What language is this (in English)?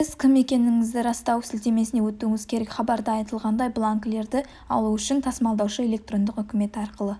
Kazakh